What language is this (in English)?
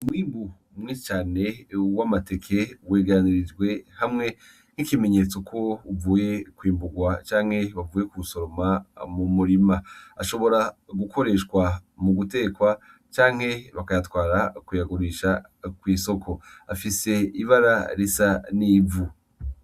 Rundi